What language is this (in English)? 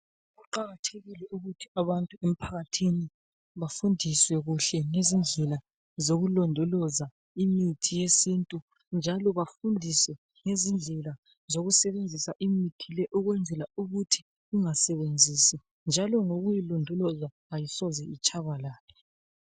North Ndebele